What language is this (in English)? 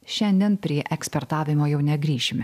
Lithuanian